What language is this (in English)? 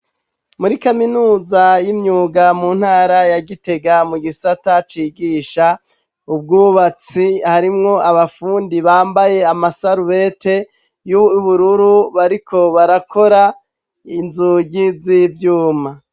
Rundi